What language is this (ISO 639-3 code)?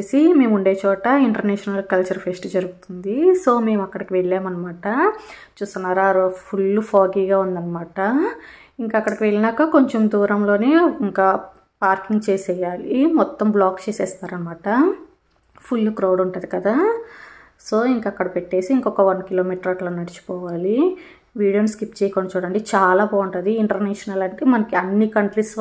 tel